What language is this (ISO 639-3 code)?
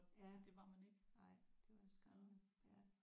dan